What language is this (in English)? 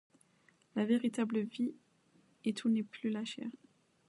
French